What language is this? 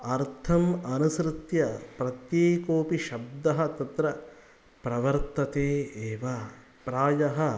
Sanskrit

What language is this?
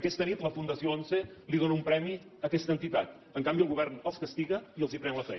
Catalan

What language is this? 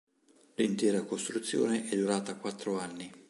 Italian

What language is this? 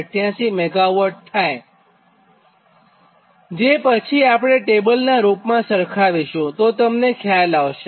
Gujarati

